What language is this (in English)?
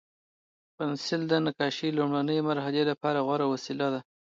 Pashto